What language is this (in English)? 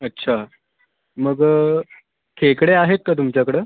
Marathi